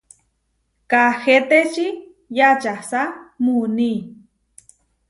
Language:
Huarijio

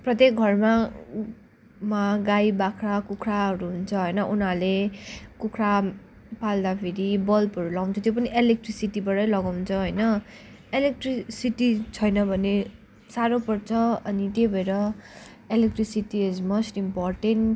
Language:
Nepali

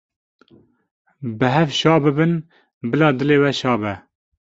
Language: Kurdish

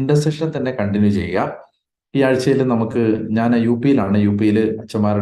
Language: Malayalam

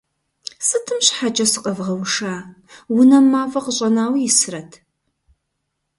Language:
Kabardian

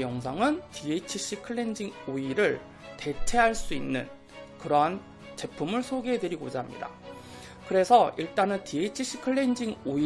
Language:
Korean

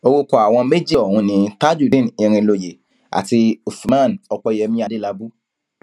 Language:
Yoruba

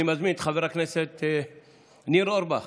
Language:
Hebrew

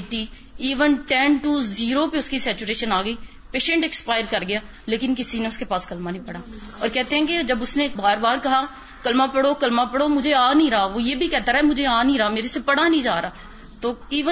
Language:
Urdu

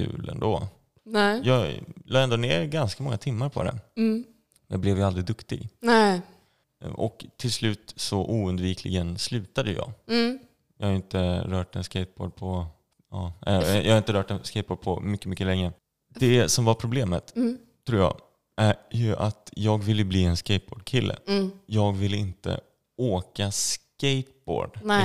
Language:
Swedish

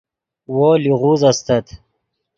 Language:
Yidgha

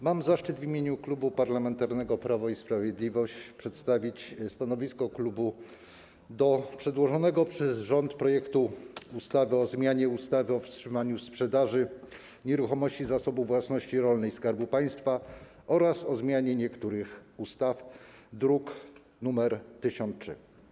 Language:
Polish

